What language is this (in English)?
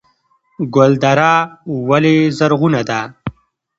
Pashto